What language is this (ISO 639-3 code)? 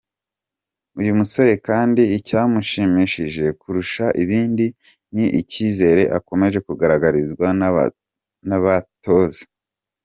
kin